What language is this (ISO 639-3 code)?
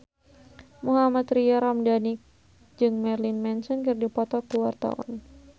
sun